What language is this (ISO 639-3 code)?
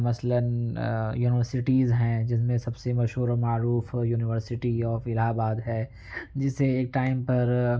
urd